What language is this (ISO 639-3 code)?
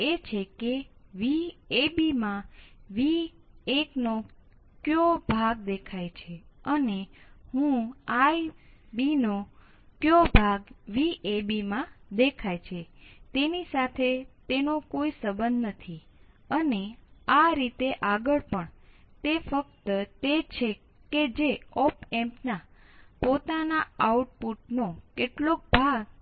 guj